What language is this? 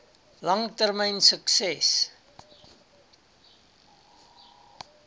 Afrikaans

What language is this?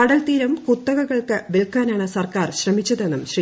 Malayalam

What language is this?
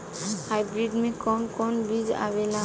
Bhojpuri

